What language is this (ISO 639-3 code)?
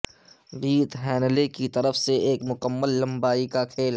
urd